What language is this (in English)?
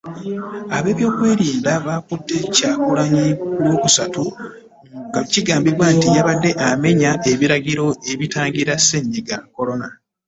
Ganda